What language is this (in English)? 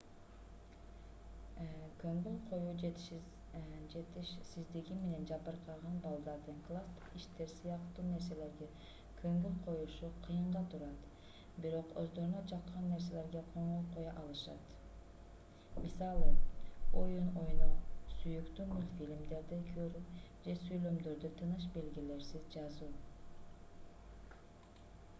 Kyrgyz